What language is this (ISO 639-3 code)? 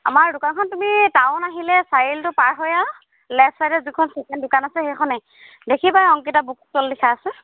asm